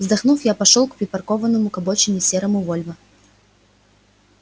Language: Russian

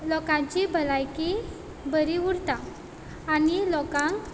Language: Konkani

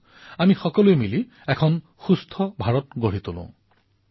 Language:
Assamese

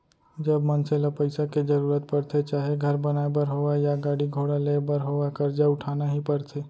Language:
Chhattisgarhi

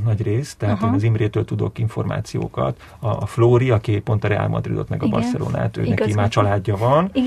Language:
Hungarian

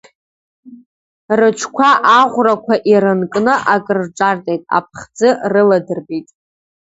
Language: Abkhazian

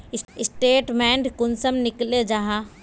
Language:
Magahi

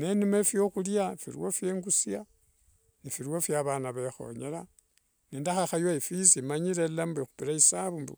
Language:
Wanga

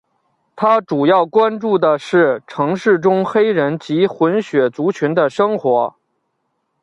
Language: Chinese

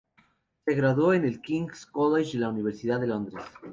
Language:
Spanish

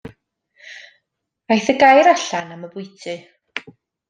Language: Welsh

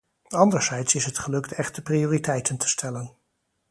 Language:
Dutch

